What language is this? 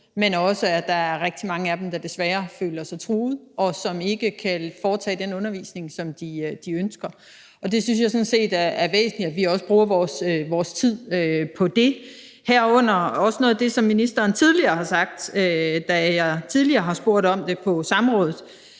Danish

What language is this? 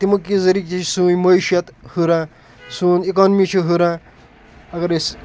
Kashmiri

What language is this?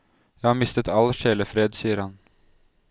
Norwegian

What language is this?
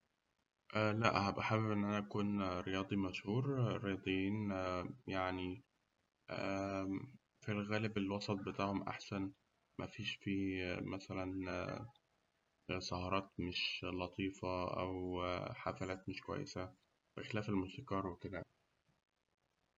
Egyptian Arabic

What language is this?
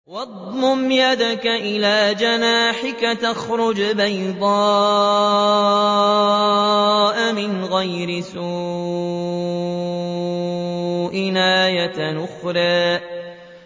Arabic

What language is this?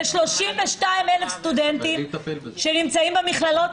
Hebrew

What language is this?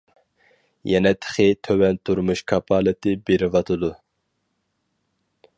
Uyghur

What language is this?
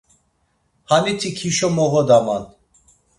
Laz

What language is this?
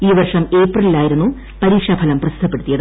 Malayalam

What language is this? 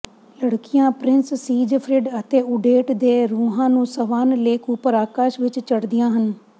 Punjabi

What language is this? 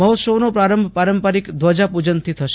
Gujarati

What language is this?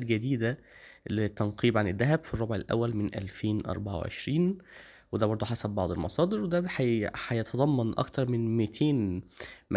Arabic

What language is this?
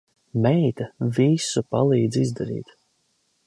Latvian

